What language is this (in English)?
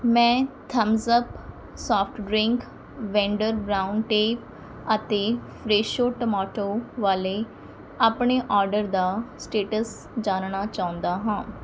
Punjabi